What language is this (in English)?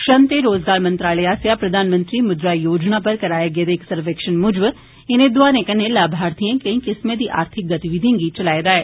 Dogri